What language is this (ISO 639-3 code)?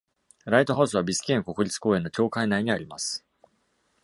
jpn